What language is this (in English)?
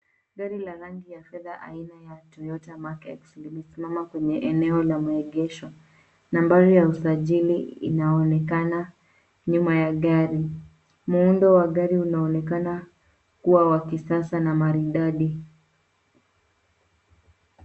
Swahili